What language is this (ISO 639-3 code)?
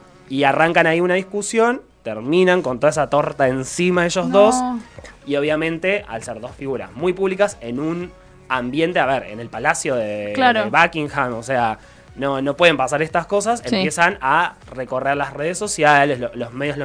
spa